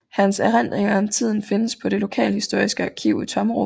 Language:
Danish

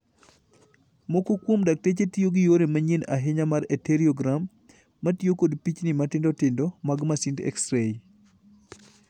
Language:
Luo (Kenya and Tanzania)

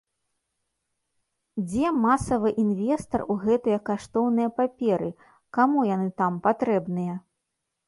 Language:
Belarusian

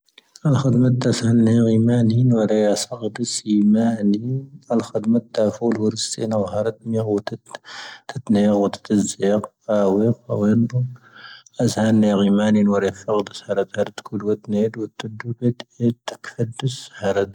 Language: Tahaggart Tamahaq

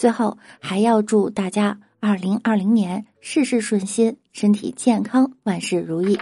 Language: Chinese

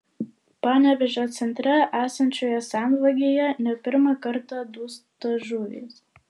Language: Lithuanian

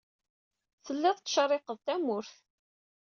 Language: Kabyle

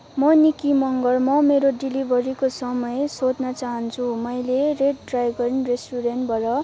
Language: Nepali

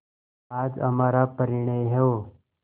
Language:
Hindi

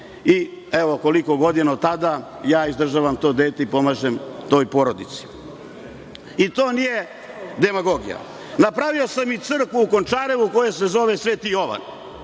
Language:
Serbian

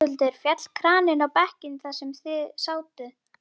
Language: Icelandic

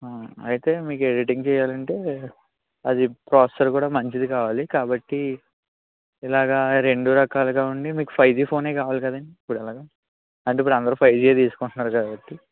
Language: Telugu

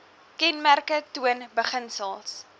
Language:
Afrikaans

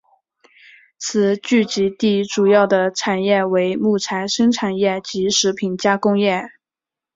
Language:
Chinese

